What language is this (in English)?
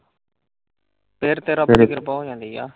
Punjabi